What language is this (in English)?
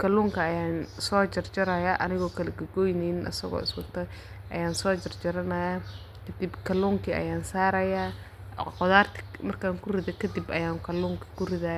Somali